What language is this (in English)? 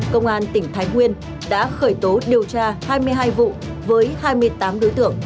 Vietnamese